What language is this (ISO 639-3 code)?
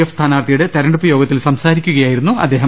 mal